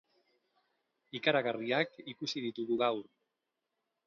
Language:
Basque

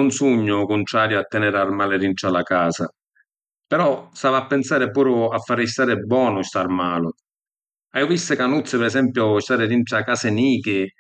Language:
Sicilian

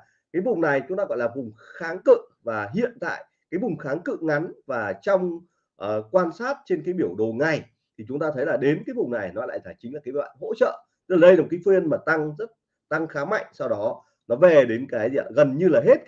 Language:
Vietnamese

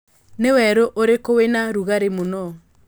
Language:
Kikuyu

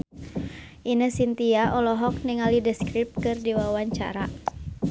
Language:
Sundanese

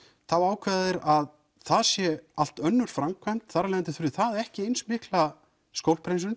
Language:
Icelandic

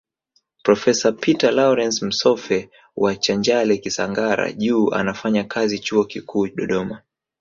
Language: Swahili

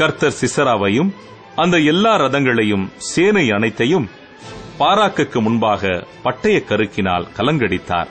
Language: Tamil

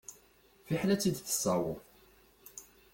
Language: Kabyle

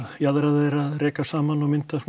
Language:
Icelandic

